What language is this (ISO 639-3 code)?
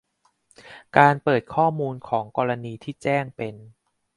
tha